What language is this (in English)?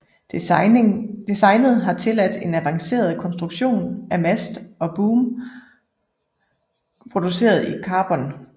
Danish